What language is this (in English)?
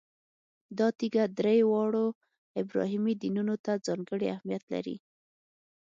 Pashto